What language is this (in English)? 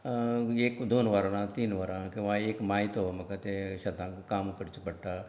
Konkani